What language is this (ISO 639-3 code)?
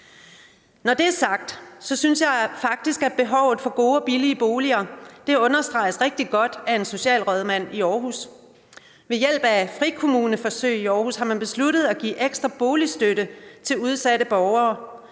dan